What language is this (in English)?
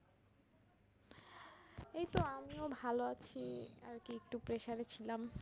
Bangla